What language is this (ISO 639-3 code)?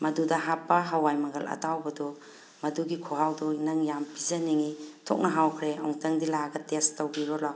mni